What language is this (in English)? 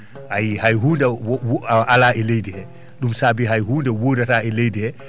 Fula